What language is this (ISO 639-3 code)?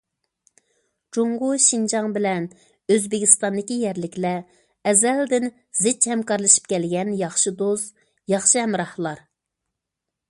uig